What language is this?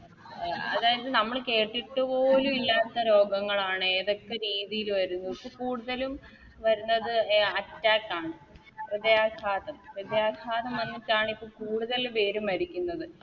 Malayalam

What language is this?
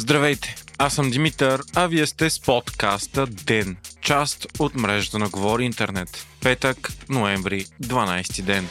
Bulgarian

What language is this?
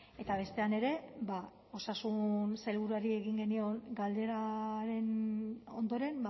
Basque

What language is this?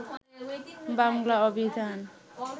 Bangla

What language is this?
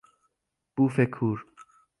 Persian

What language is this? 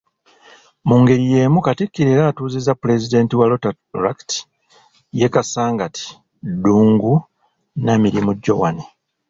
Ganda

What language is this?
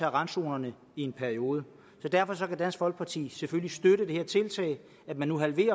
Danish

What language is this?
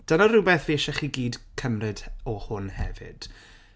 Welsh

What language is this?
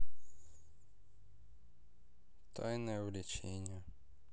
Russian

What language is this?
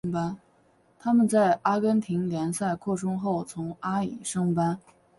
Chinese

